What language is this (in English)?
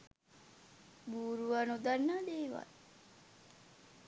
Sinhala